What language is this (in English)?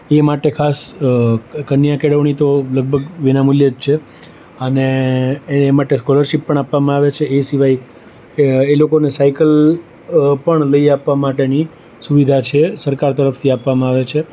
Gujarati